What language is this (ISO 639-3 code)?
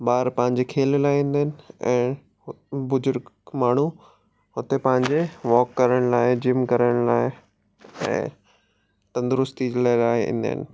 snd